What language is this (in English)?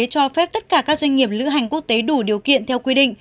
Vietnamese